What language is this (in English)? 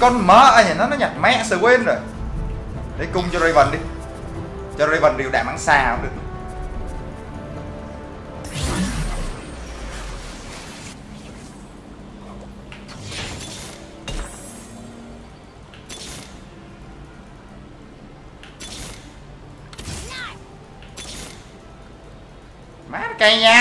Vietnamese